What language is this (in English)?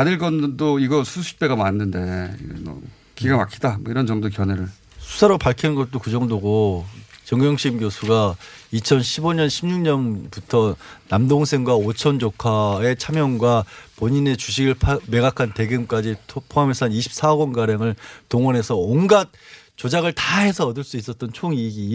Korean